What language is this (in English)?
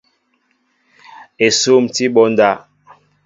Mbo (Cameroon)